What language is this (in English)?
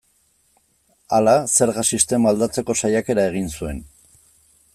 Basque